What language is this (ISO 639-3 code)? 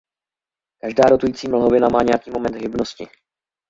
ces